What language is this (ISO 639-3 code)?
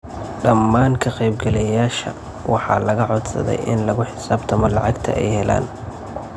som